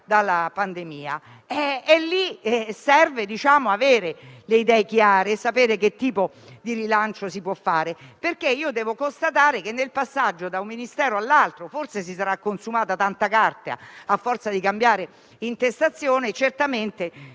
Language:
Italian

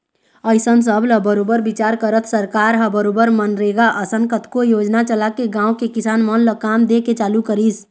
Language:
Chhattisgarhi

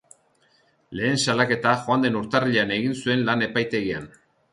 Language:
Basque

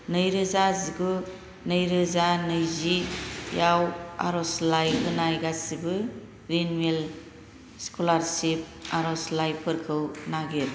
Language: Bodo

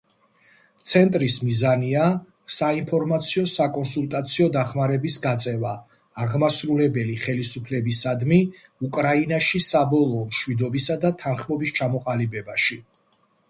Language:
Georgian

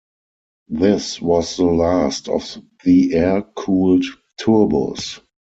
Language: English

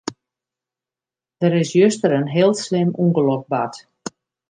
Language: Western Frisian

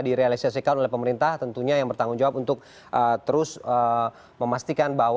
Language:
Indonesian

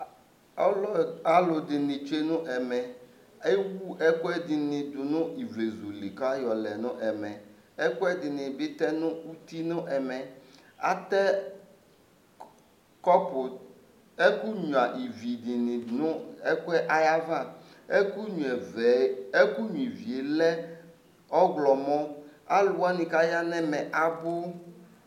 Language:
Ikposo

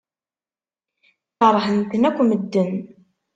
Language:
Kabyle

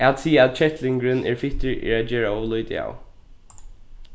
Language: Faroese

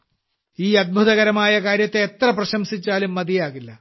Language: Malayalam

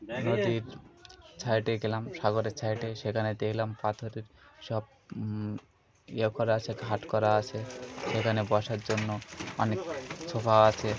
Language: Bangla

